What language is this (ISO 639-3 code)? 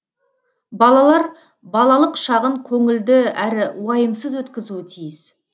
kaz